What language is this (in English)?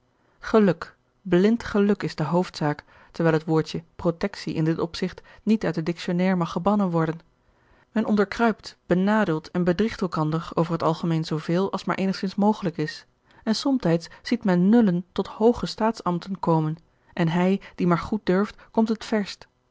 Dutch